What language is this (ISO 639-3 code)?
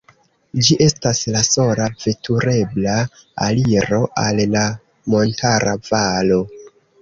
epo